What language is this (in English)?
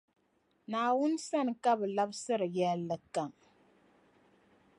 Dagbani